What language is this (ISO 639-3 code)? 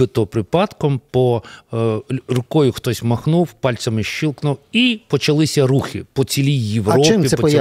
ukr